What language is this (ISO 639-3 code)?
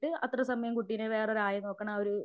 mal